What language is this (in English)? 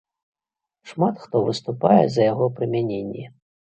Belarusian